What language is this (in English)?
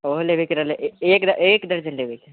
Maithili